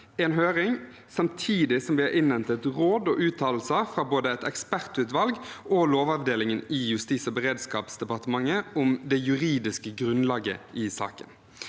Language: Norwegian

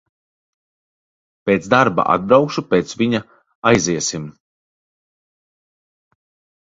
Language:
Latvian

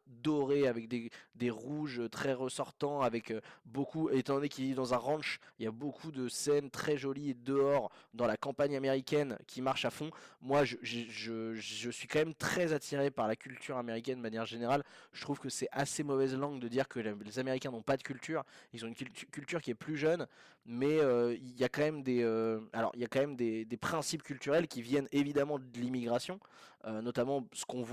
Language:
French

